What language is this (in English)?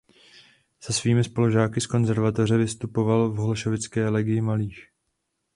Czech